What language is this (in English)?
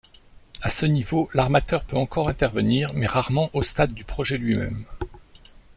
French